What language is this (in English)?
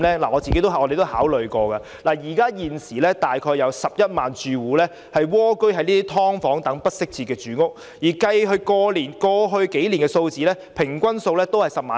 Cantonese